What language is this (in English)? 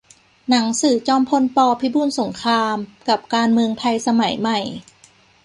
Thai